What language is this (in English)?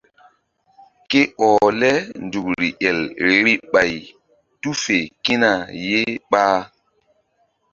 Mbum